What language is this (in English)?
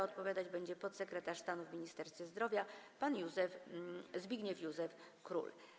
Polish